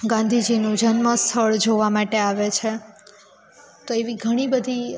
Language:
Gujarati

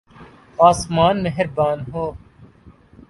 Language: Urdu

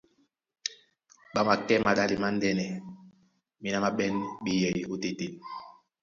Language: Duala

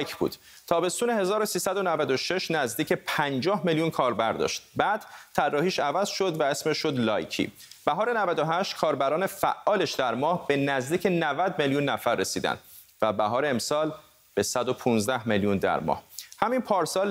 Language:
Persian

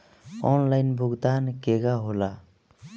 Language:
Bhojpuri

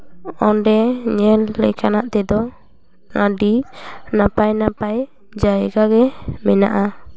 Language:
Santali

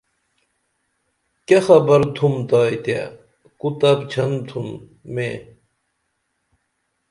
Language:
Dameli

